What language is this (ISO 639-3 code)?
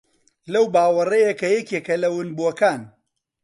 ckb